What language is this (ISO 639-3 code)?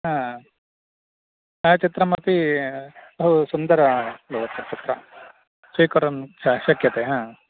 san